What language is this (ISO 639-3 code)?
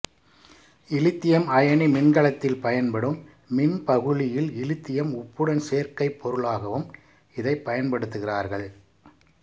tam